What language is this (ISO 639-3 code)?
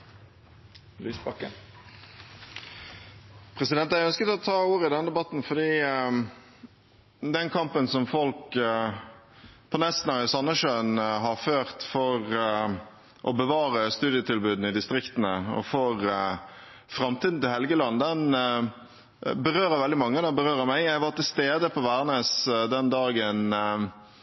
nob